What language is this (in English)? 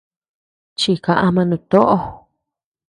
Tepeuxila Cuicatec